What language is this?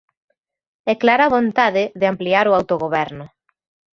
Galician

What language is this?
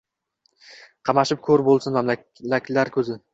Uzbek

